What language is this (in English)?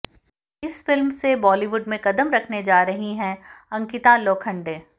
Hindi